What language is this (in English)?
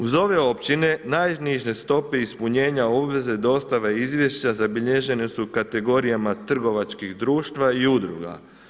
Croatian